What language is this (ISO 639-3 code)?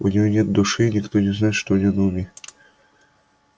rus